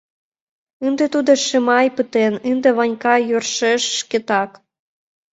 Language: Mari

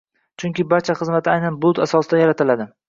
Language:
Uzbek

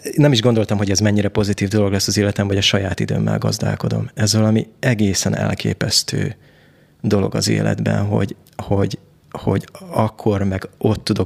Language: Hungarian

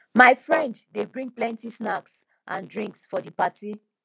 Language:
Nigerian Pidgin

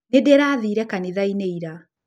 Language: Kikuyu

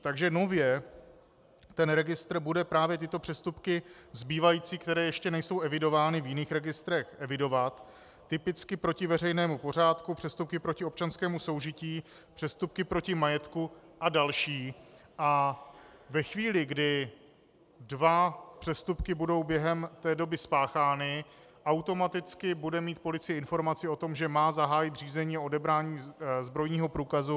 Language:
Czech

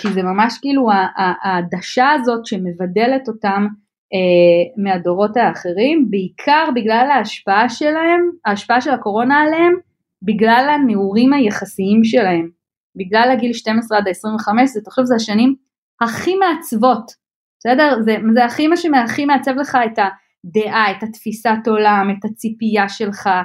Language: Hebrew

